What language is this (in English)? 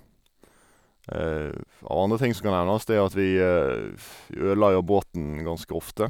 Norwegian